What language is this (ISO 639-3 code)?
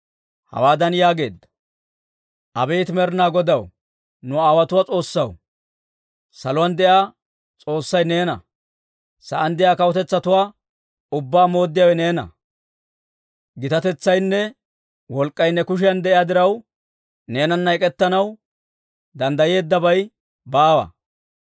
dwr